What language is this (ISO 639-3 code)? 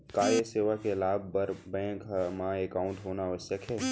hne